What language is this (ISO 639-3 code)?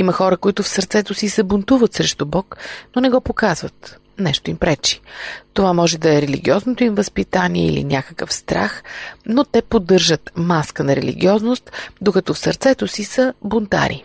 bul